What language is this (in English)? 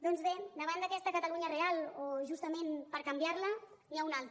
Catalan